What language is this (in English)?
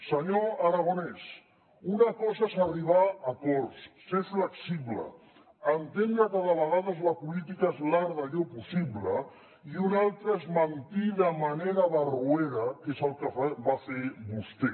Catalan